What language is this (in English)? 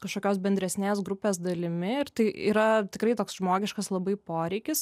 Lithuanian